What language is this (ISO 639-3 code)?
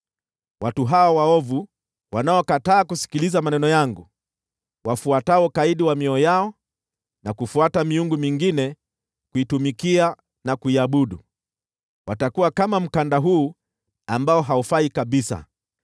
swa